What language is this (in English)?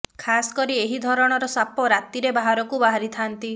Odia